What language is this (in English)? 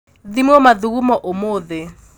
Kikuyu